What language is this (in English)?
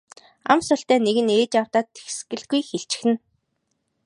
Mongolian